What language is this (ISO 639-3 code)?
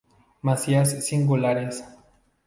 spa